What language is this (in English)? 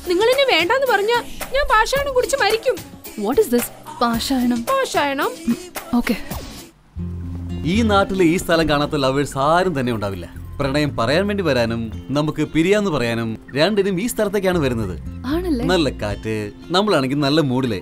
Malayalam